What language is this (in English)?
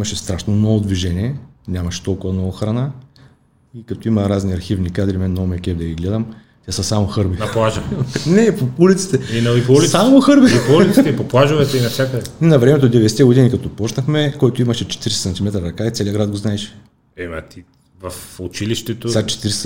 Bulgarian